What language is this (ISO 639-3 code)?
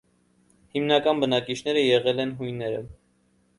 hye